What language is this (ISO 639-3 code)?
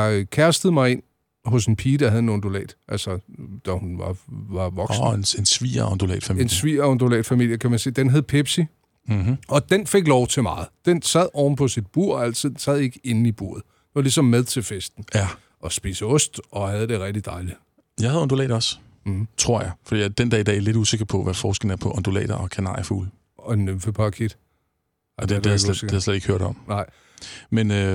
dan